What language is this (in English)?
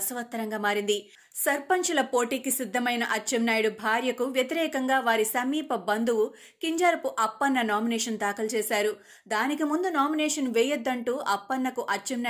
Telugu